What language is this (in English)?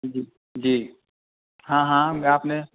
Urdu